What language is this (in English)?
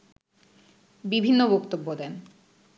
Bangla